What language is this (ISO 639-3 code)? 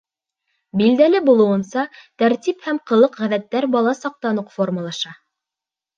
bak